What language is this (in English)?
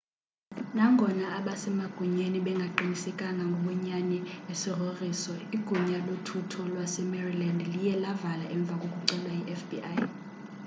Xhosa